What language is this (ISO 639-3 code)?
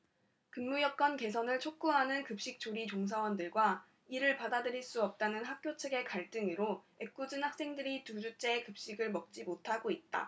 kor